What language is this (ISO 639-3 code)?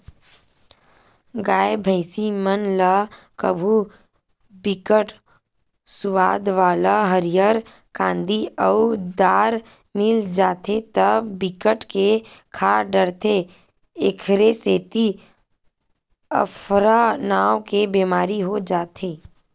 hne